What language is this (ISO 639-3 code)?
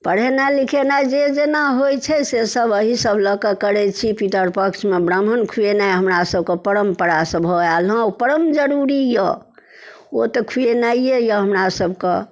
mai